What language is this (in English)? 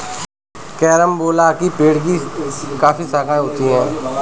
Hindi